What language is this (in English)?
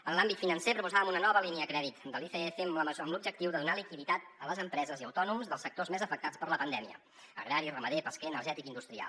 Catalan